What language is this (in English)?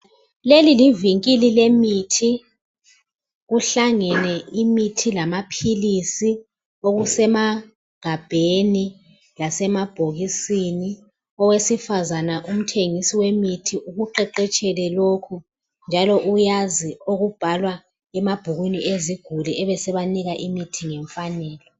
North Ndebele